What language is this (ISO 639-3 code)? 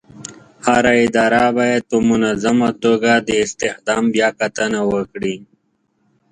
pus